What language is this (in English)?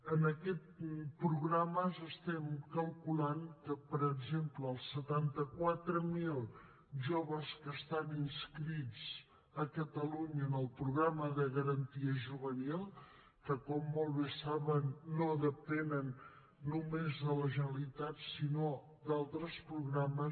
Catalan